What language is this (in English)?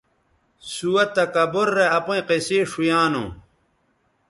Bateri